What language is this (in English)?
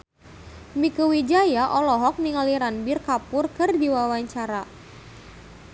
Sundanese